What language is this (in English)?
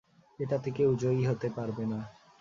Bangla